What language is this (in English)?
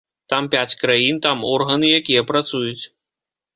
Belarusian